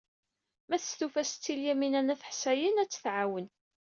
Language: Kabyle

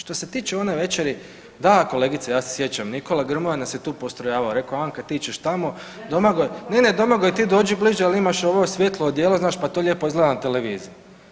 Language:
Croatian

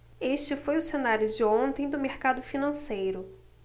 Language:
Portuguese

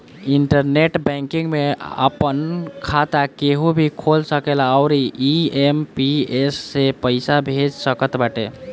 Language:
Bhojpuri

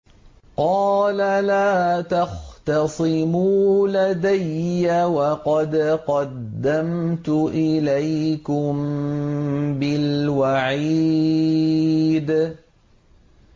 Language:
Arabic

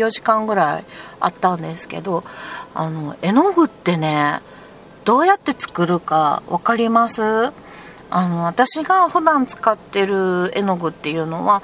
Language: Japanese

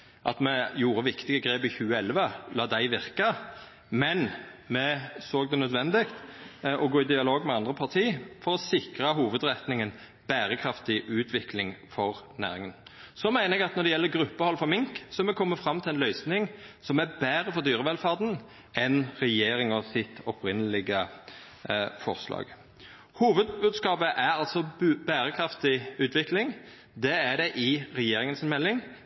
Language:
Norwegian Nynorsk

